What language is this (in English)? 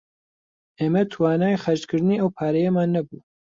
Central Kurdish